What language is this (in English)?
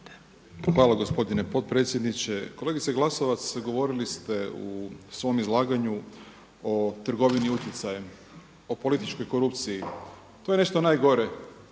Croatian